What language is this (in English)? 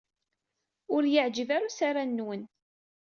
Kabyle